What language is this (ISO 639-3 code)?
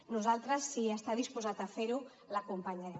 cat